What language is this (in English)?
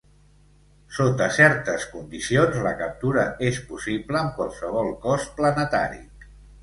Catalan